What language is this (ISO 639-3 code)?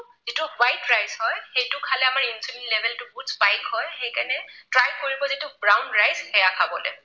asm